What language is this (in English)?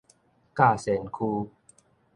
Min Nan Chinese